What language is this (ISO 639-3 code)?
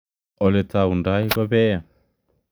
kln